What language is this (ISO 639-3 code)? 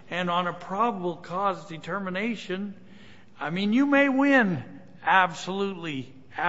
eng